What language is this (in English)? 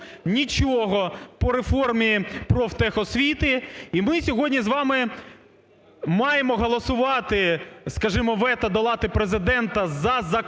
Ukrainian